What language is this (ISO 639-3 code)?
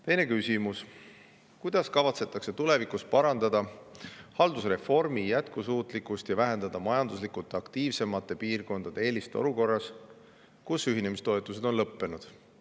est